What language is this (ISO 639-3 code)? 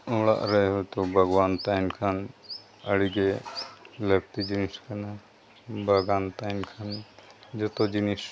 sat